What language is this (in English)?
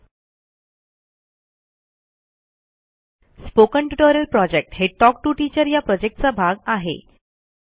Marathi